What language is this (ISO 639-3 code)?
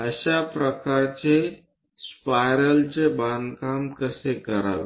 mar